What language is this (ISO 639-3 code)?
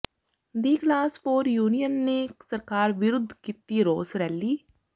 pan